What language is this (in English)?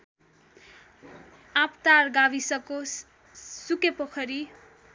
Nepali